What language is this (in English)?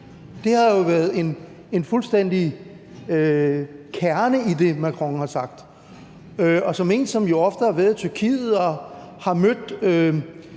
Danish